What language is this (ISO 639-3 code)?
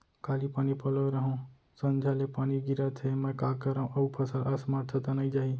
hne